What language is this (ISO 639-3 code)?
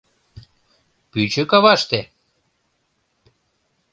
chm